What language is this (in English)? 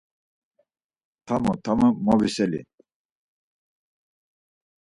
Laz